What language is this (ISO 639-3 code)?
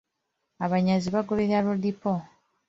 lug